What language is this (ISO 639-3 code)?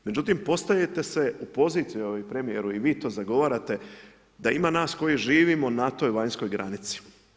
hrv